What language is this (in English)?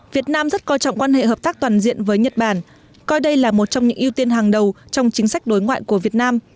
Vietnamese